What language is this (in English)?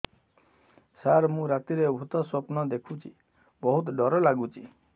Odia